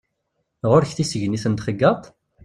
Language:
Kabyle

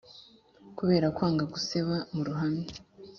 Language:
Kinyarwanda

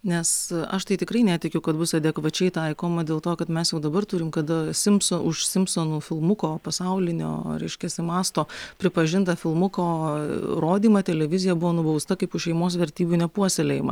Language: Lithuanian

